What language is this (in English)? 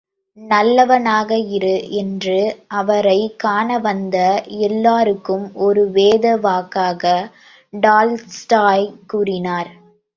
Tamil